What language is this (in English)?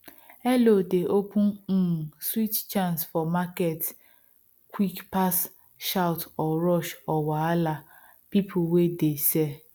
Nigerian Pidgin